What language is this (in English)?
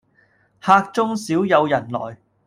Cantonese